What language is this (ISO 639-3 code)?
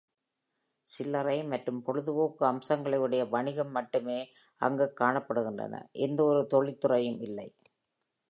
tam